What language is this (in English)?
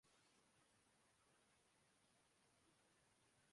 Urdu